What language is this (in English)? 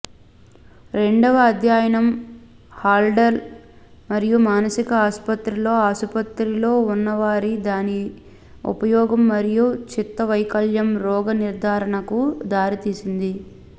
Telugu